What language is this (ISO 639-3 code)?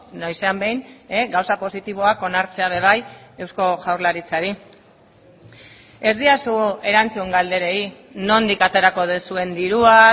eus